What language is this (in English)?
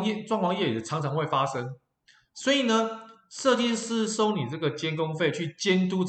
Chinese